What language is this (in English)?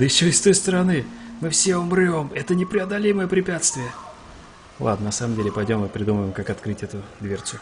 Russian